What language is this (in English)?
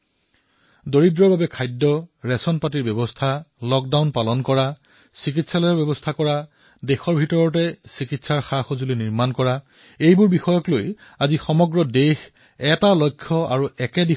Assamese